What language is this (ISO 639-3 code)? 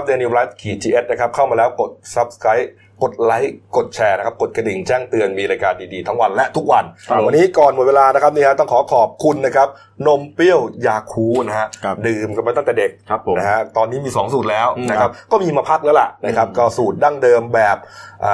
tha